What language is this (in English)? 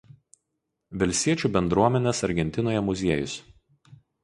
Lithuanian